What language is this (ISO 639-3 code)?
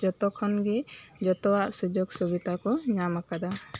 sat